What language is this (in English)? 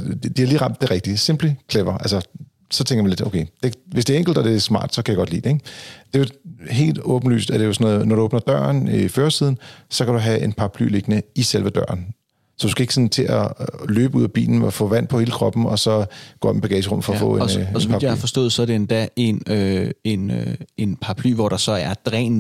Danish